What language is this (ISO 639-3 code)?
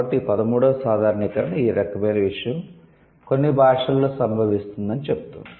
tel